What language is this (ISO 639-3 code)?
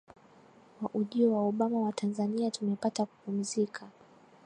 swa